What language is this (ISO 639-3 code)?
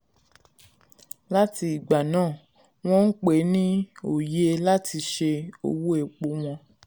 yor